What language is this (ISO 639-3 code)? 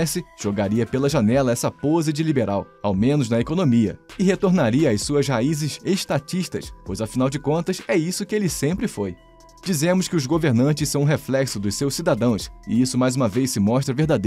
por